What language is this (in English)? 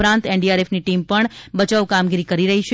Gujarati